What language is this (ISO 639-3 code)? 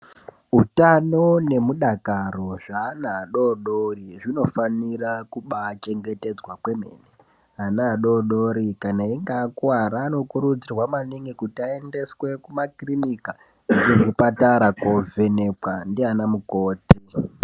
ndc